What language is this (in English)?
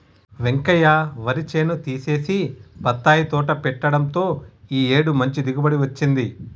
Telugu